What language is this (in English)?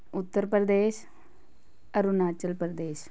Punjabi